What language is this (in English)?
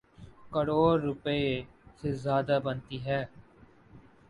Urdu